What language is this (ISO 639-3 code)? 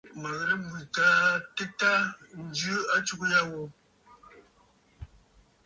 bfd